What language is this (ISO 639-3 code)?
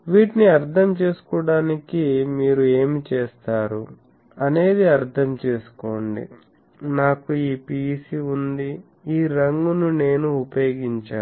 tel